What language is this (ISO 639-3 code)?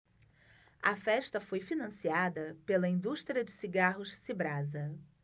por